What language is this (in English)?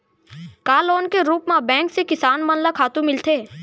Chhattisgarhi